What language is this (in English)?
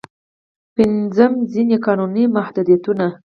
Pashto